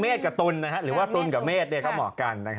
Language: Thai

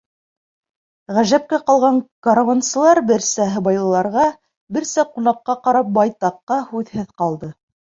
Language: Bashkir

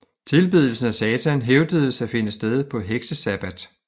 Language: Danish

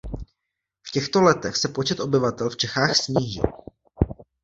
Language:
Czech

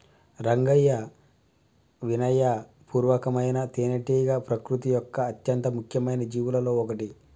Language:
Telugu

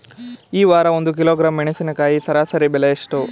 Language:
Kannada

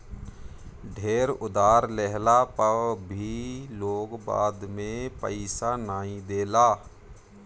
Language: Bhojpuri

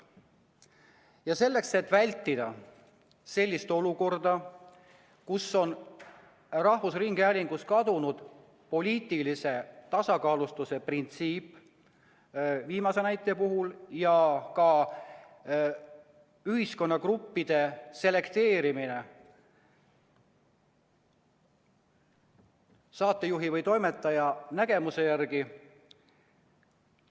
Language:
Estonian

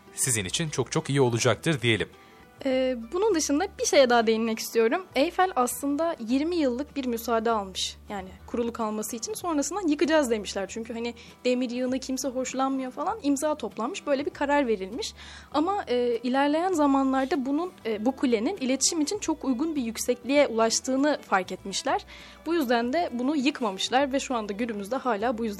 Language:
Turkish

